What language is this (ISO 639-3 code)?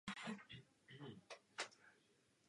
ces